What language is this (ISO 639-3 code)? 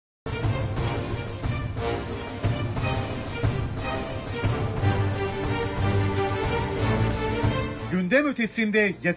tur